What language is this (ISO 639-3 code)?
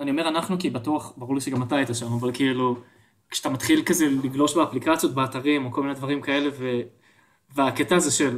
heb